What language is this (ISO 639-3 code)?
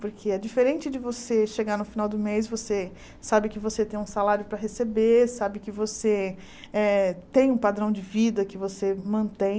por